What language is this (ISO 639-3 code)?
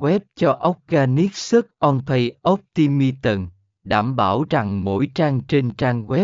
vie